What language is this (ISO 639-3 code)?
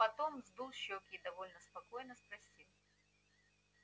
rus